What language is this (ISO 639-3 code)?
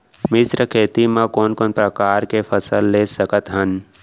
hne